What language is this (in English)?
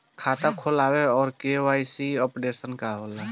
Bhojpuri